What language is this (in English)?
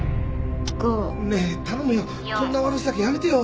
Japanese